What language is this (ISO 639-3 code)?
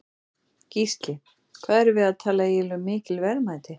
isl